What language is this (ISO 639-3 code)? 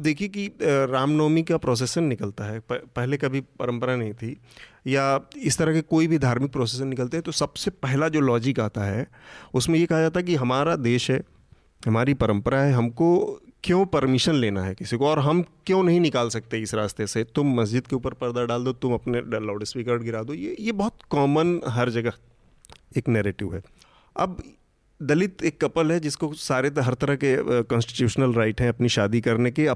hin